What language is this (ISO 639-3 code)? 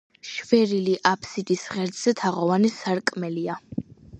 kat